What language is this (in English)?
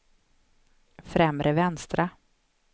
Swedish